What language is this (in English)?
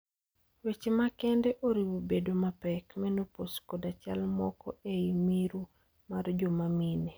Luo (Kenya and Tanzania)